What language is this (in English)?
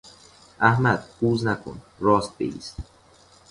Persian